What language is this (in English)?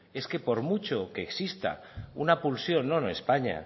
Spanish